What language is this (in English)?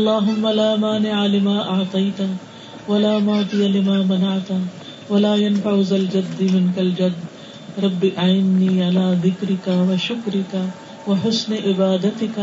Urdu